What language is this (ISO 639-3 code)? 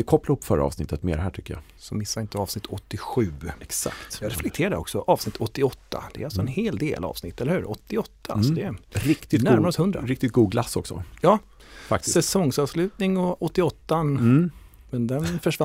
swe